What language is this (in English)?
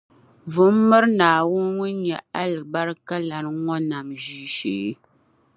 Dagbani